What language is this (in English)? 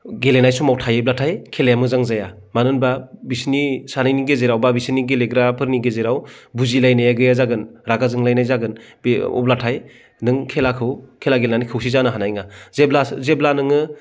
Bodo